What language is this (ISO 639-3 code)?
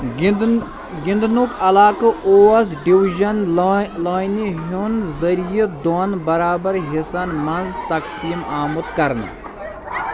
kas